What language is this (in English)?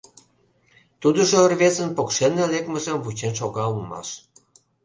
Mari